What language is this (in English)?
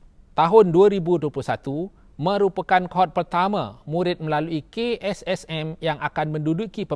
Malay